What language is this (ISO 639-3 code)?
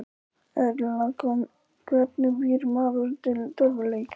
isl